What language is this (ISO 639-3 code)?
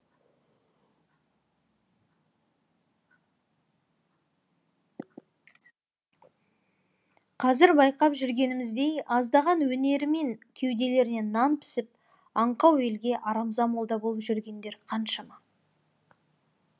kaz